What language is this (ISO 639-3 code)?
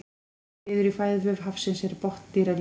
isl